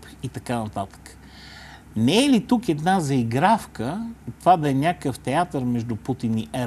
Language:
Bulgarian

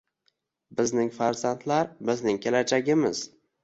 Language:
Uzbek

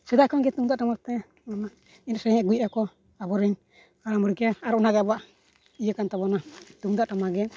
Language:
Santali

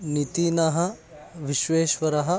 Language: Sanskrit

